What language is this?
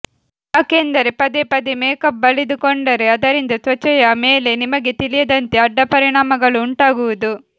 Kannada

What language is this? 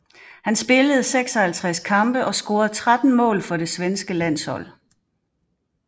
Danish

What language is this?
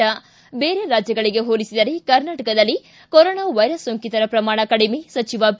Kannada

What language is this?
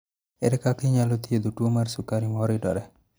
Luo (Kenya and Tanzania)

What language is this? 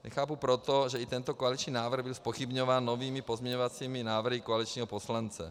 Czech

